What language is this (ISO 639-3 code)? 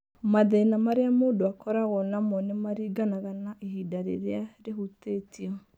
kik